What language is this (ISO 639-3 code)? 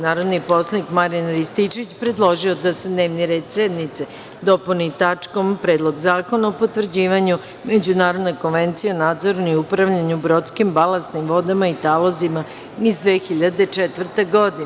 srp